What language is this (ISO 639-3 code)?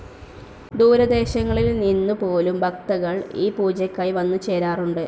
mal